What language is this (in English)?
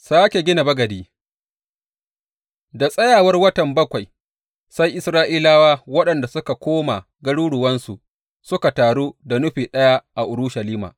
Hausa